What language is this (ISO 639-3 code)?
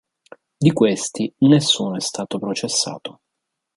ita